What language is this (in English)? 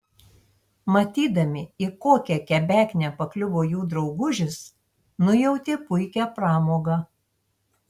Lithuanian